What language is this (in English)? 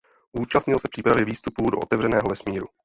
Czech